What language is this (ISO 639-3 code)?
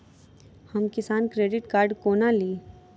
mai